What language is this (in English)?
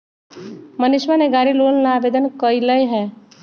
Magahi